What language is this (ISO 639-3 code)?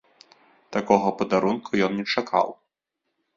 bel